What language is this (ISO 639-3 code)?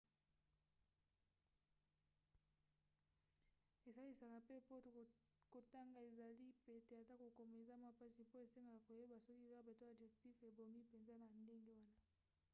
lin